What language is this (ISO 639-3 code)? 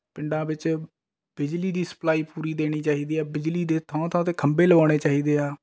pan